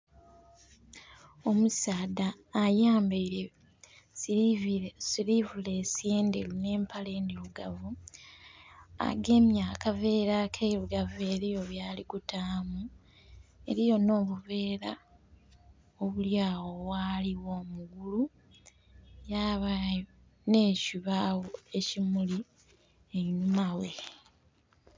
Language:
Soga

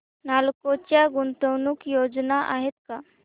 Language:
Marathi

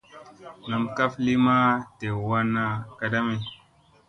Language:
Musey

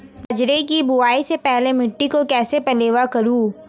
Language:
Hindi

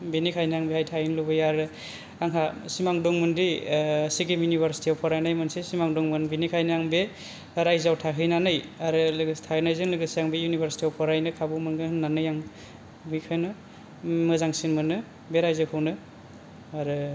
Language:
Bodo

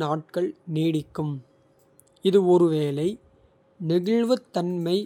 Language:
Kota (India)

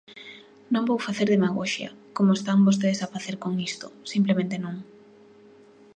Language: Galician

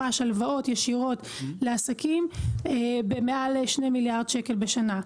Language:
Hebrew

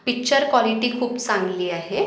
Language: Marathi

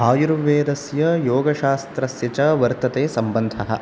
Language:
Sanskrit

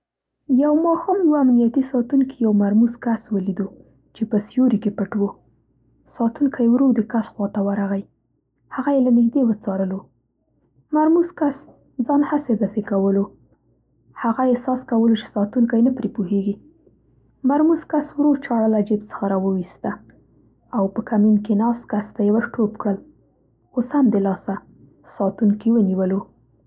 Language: Central Pashto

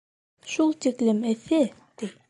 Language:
Bashkir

